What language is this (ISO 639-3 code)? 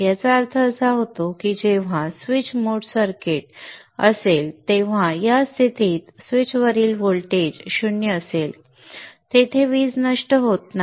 mar